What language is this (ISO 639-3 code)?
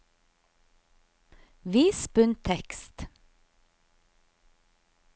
nor